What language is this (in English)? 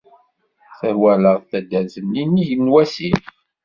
Kabyle